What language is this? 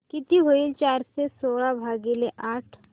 Marathi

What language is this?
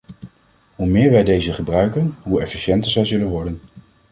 Dutch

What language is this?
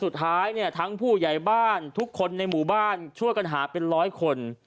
Thai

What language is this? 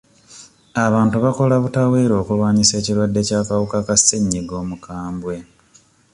Ganda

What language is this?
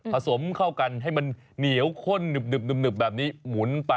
Thai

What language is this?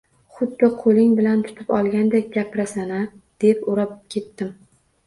Uzbek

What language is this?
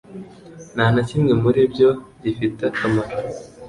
Kinyarwanda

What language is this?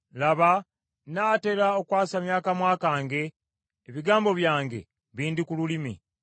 Ganda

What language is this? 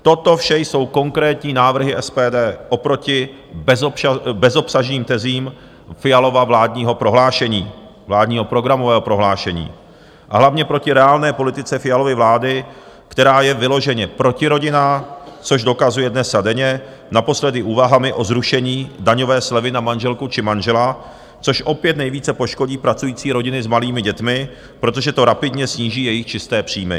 Czech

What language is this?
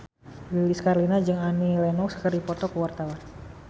Sundanese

